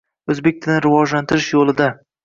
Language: Uzbek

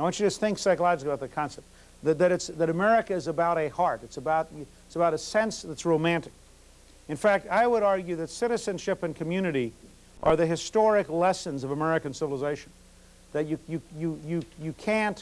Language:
English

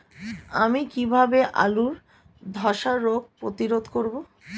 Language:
Bangla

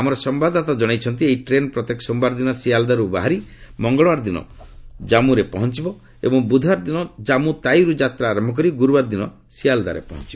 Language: Odia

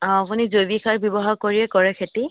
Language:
Assamese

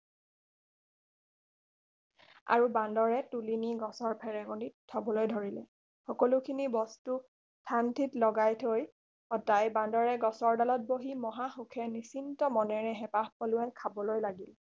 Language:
Assamese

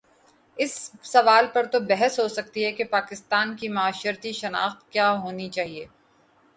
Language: Urdu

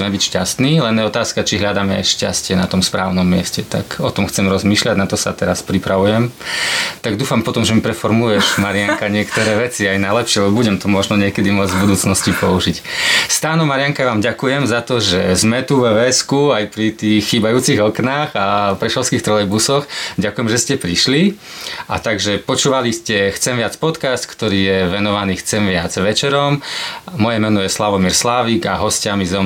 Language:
Slovak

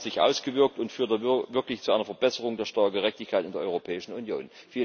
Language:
German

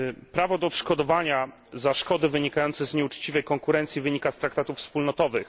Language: Polish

